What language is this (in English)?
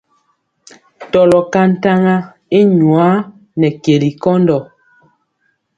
Mpiemo